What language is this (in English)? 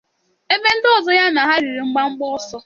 Igbo